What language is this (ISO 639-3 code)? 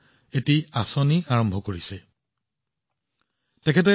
asm